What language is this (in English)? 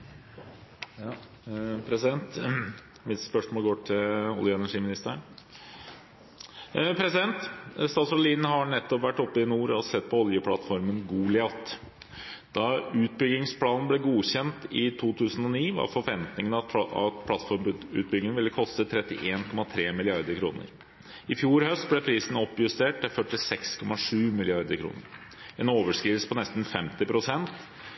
Norwegian Bokmål